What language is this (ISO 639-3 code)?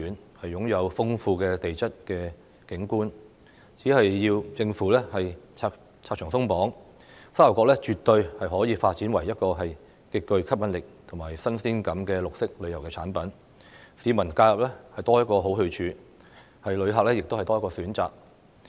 yue